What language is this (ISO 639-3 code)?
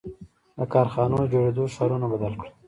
pus